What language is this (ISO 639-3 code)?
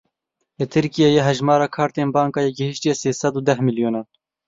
kur